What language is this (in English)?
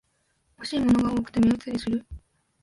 Japanese